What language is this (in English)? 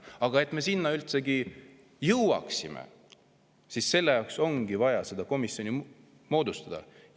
Estonian